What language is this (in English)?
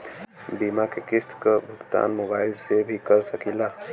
Bhojpuri